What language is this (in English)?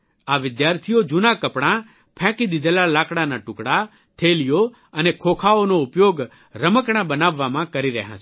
Gujarati